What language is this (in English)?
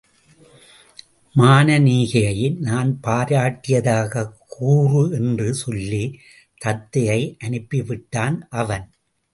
Tamil